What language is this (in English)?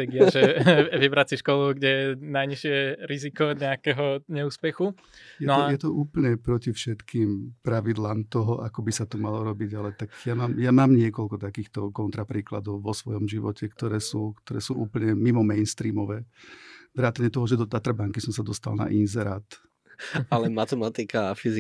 Slovak